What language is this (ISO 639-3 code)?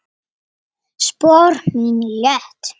isl